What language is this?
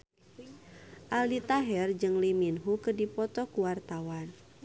Sundanese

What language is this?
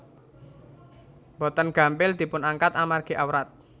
Javanese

